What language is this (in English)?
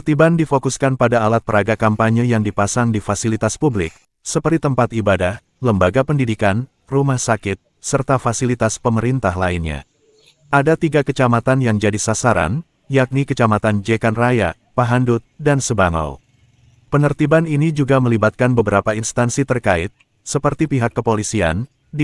Indonesian